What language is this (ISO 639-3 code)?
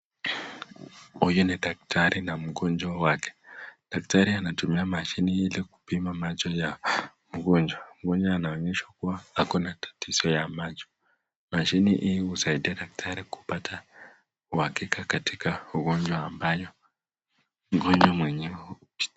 swa